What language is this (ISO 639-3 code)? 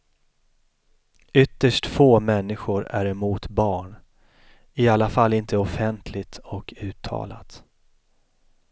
swe